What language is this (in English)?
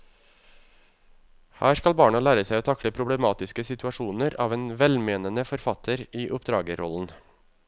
Norwegian